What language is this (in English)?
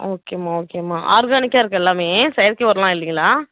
Tamil